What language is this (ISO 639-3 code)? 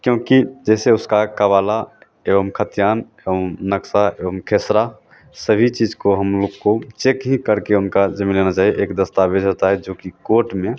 hin